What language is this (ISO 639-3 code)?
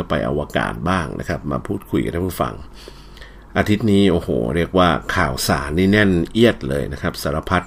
tha